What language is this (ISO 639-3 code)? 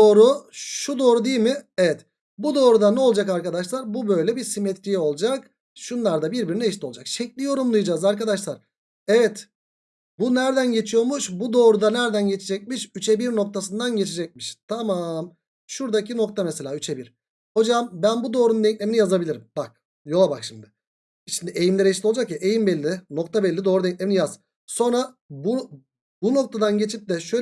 tur